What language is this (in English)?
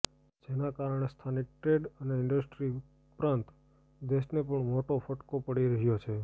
Gujarati